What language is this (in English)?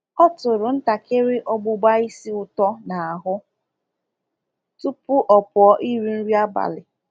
Igbo